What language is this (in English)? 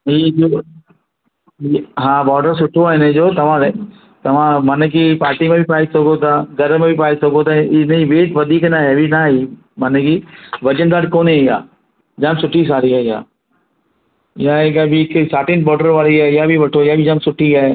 Sindhi